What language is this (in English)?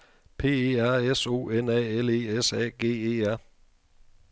Danish